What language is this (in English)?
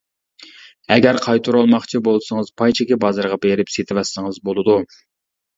Uyghur